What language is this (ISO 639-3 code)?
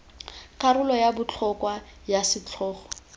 tsn